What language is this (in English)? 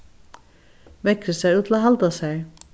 Faroese